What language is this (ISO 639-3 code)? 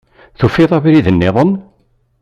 kab